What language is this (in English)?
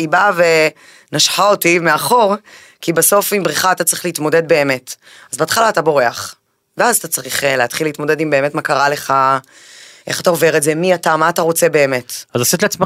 Hebrew